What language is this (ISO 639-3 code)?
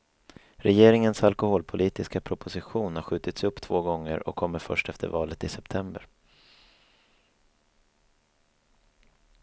swe